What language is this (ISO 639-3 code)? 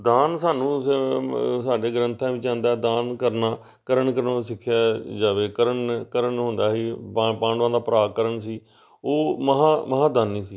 pan